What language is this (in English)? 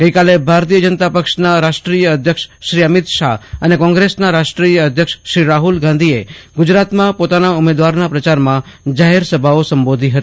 Gujarati